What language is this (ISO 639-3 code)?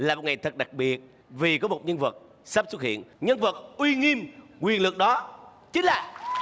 vie